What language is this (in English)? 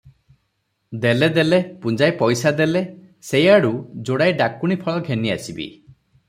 Odia